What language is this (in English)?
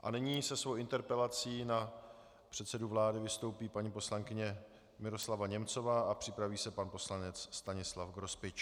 Czech